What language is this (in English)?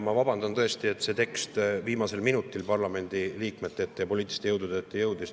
Estonian